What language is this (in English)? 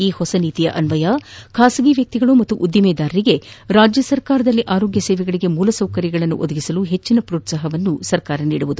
Kannada